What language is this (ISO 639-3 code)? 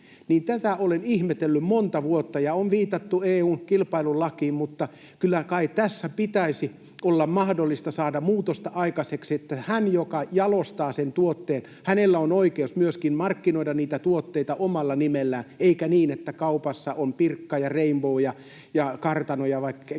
fin